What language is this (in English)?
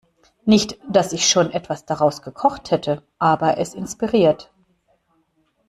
German